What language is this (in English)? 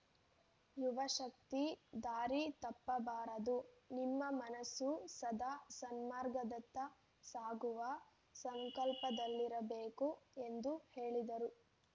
Kannada